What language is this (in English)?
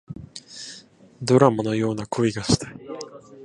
Japanese